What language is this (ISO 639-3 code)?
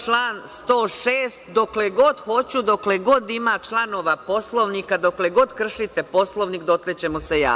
srp